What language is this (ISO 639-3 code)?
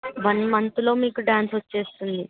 tel